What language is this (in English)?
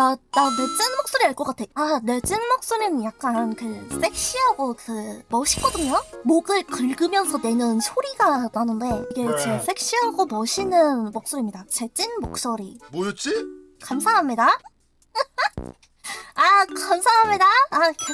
Korean